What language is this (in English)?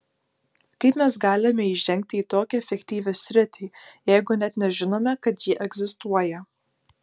Lithuanian